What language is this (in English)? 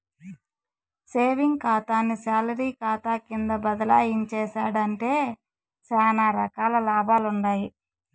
Telugu